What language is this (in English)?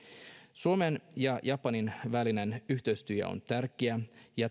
Finnish